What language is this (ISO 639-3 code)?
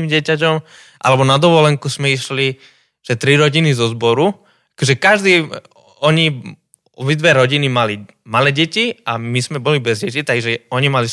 slk